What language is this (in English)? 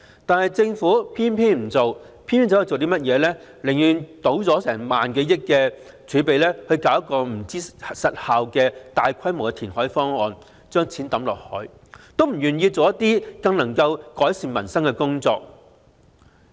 Cantonese